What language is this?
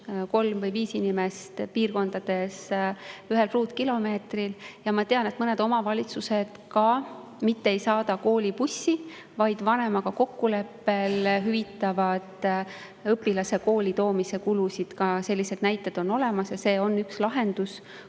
Estonian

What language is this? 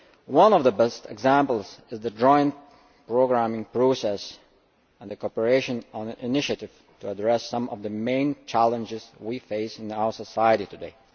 English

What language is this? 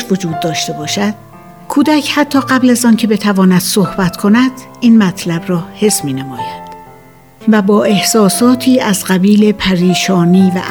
Persian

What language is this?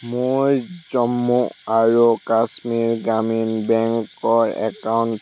Assamese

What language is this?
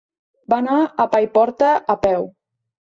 Catalan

